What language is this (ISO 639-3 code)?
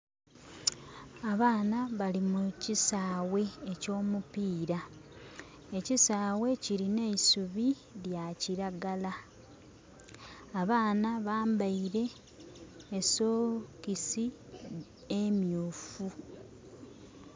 xog